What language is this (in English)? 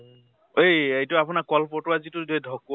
Assamese